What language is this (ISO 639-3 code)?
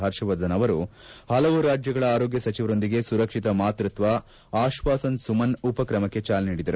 kan